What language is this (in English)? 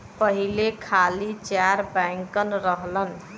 Bhojpuri